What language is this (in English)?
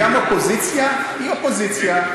Hebrew